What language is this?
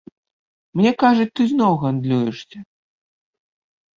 Belarusian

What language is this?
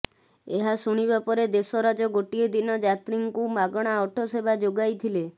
Odia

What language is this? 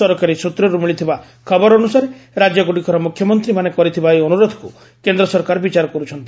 Odia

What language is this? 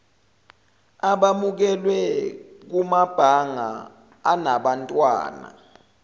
Zulu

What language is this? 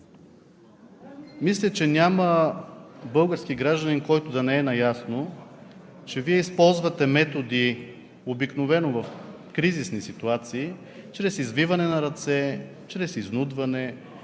Bulgarian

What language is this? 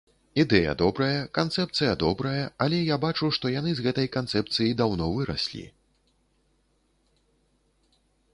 Belarusian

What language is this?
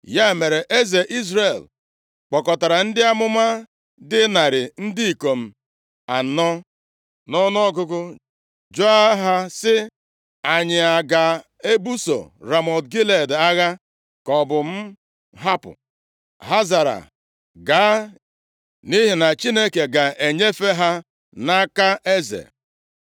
Igbo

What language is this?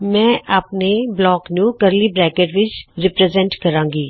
Punjabi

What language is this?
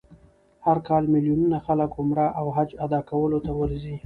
Pashto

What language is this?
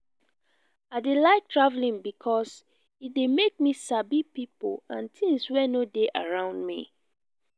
Nigerian Pidgin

